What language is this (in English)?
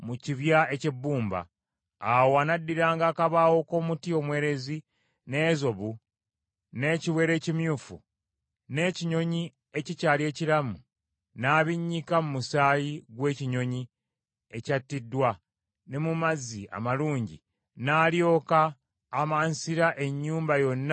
Ganda